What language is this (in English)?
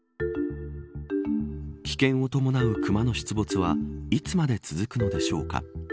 Japanese